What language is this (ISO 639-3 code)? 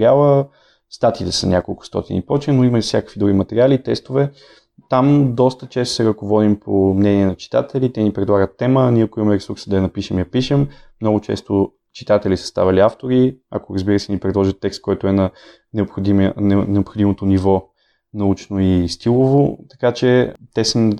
bul